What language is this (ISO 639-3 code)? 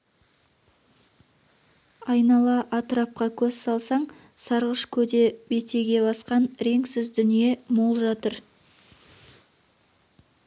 kaz